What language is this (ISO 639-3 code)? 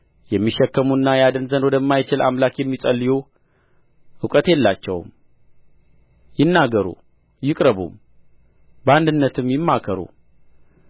amh